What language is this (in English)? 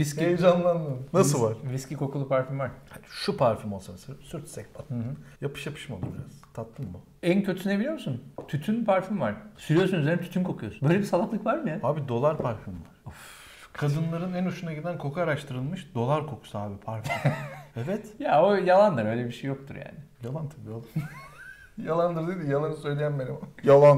Turkish